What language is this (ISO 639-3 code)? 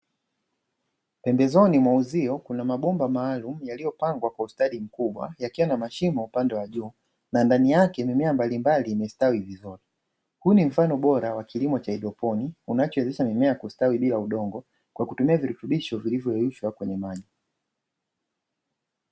swa